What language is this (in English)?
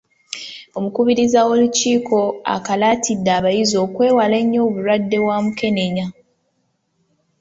Ganda